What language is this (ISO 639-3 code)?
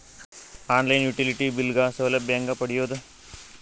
kan